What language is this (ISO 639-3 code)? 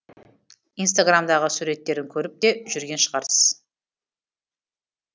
kaz